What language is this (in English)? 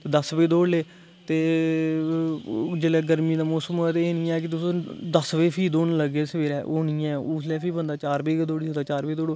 Dogri